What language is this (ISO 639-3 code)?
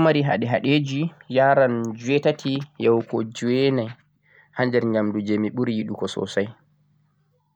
fuq